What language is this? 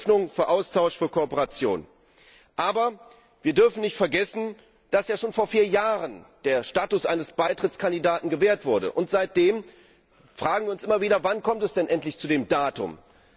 German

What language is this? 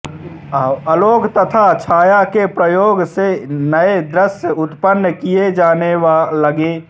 Hindi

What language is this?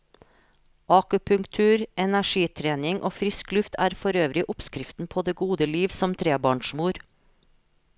Norwegian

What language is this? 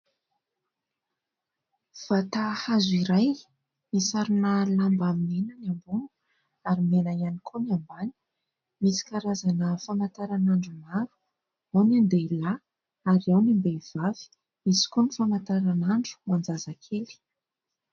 Malagasy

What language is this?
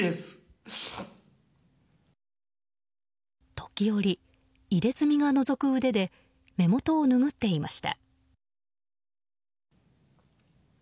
Japanese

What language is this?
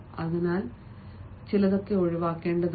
Malayalam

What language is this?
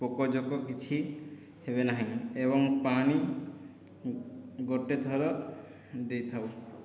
Odia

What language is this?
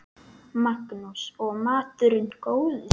Icelandic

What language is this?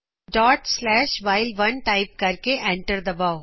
Punjabi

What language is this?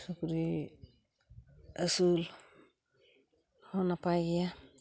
Santali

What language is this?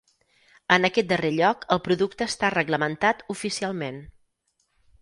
Catalan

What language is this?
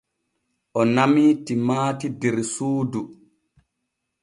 Borgu Fulfulde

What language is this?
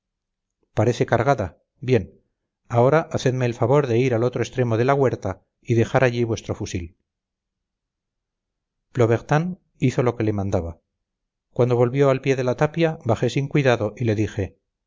Spanish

